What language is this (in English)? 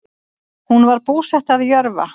Icelandic